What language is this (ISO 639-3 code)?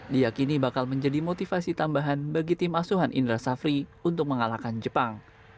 ind